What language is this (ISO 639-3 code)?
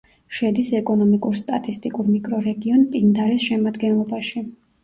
kat